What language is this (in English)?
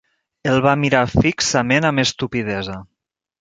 Catalan